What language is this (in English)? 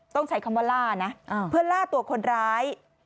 Thai